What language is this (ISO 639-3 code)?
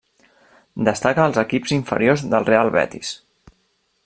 cat